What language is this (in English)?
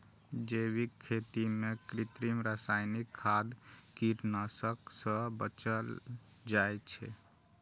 Maithili